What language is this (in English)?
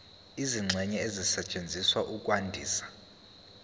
Zulu